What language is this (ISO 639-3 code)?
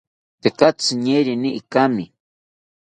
cpy